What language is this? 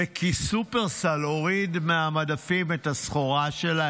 Hebrew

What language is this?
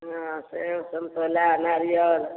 Maithili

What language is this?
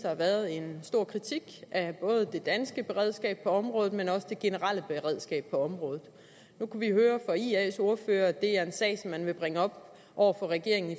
Danish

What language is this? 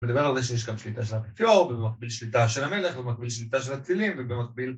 Hebrew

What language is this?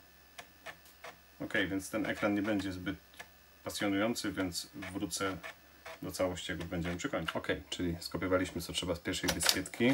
Polish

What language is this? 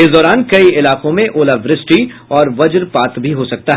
Hindi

